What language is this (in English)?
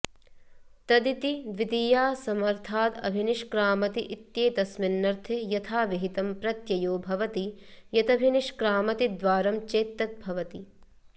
Sanskrit